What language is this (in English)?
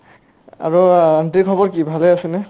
Assamese